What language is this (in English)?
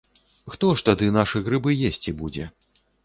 Belarusian